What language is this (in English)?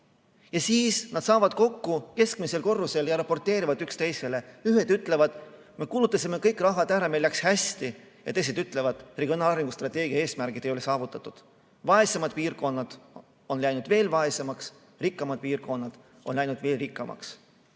Estonian